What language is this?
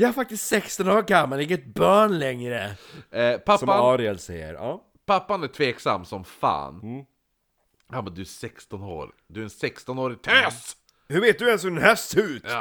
Swedish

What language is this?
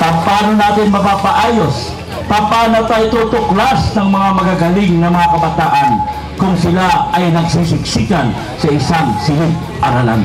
Filipino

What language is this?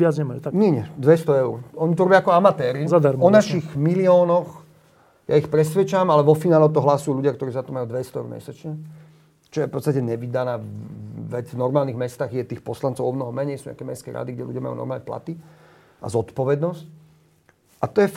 Slovak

